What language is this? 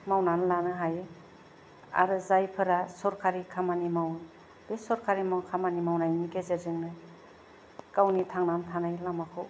Bodo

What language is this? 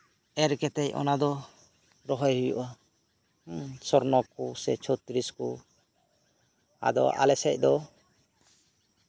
Santali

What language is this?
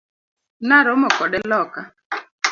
Luo (Kenya and Tanzania)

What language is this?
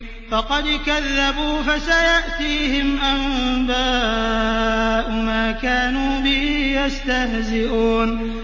Arabic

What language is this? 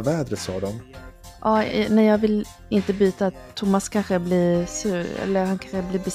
Swedish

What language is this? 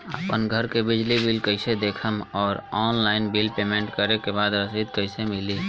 Bhojpuri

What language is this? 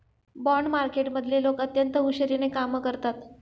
Marathi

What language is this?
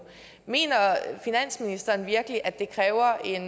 Danish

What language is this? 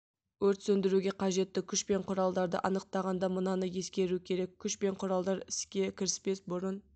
Kazakh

